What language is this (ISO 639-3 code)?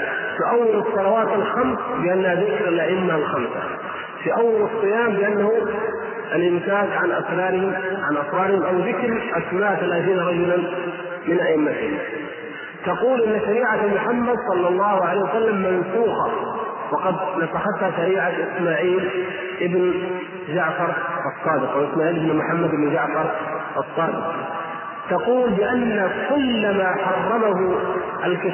ara